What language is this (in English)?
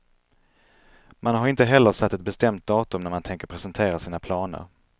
Swedish